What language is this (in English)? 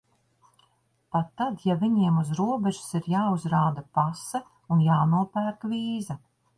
Latvian